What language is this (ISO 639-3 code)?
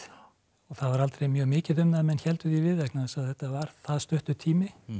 isl